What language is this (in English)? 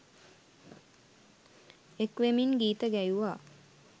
Sinhala